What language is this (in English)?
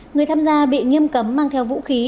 Vietnamese